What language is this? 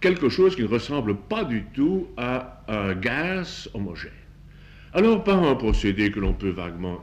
French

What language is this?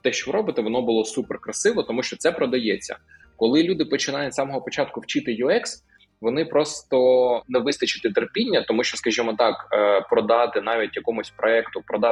Ukrainian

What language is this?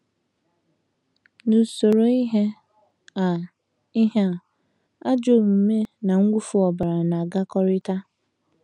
Igbo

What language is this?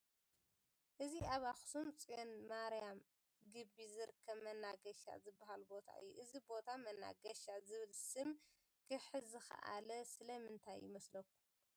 Tigrinya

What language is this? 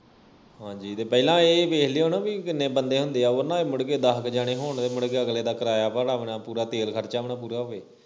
Punjabi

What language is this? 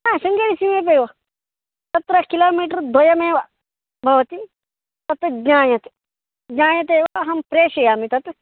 Sanskrit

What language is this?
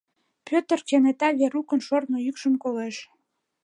Mari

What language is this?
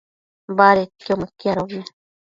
Matsés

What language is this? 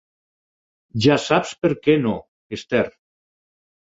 Catalan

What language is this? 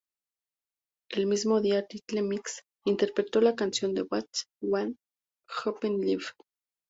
Spanish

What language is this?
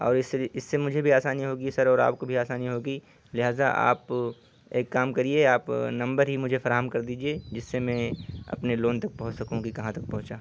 Urdu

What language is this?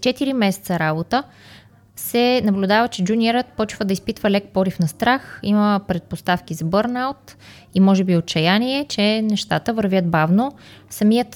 Bulgarian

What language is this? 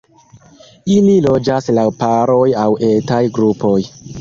Esperanto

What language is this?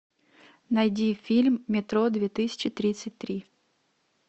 Russian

